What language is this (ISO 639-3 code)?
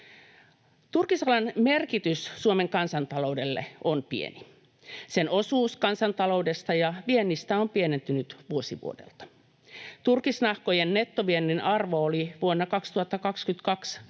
fin